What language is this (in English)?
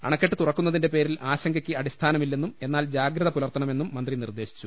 Malayalam